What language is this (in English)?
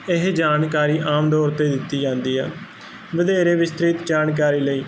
Punjabi